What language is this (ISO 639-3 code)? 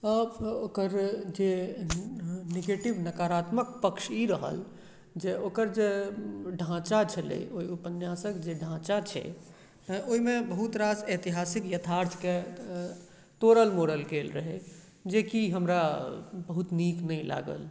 mai